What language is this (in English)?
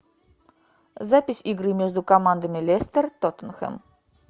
Russian